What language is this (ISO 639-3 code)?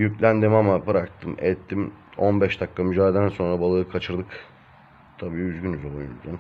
tur